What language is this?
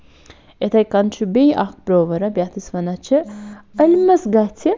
Kashmiri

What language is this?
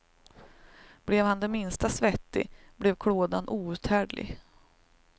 Swedish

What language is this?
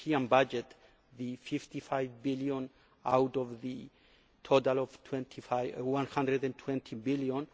English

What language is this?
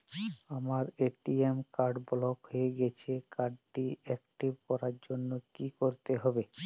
Bangla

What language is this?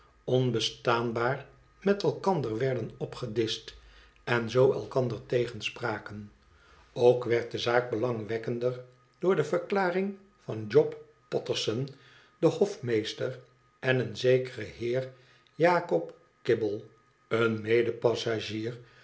Dutch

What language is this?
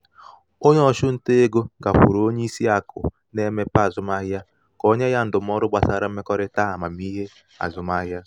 Igbo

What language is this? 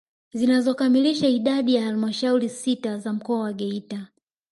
Swahili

